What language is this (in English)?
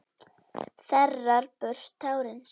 Icelandic